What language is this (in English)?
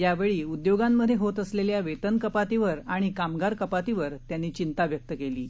Marathi